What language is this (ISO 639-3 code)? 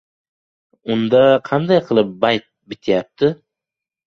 uzb